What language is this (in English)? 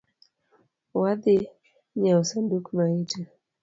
Luo (Kenya and Tanzania)